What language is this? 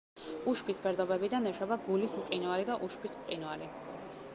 Georgian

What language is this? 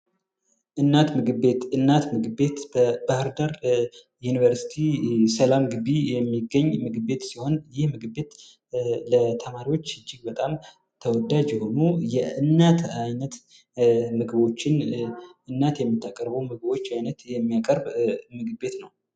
Amharic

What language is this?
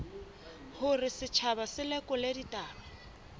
Southern Sotho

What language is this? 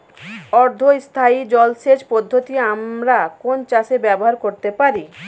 Bangla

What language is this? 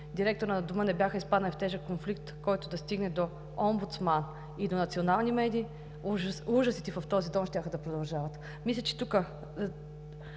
Bulgarian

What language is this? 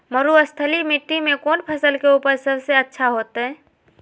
Magahi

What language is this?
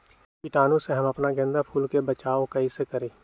Magahi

